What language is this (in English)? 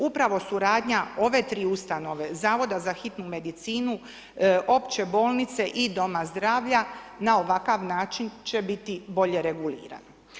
Croatian